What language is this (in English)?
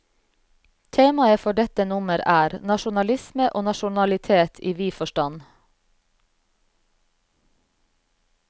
Norwegian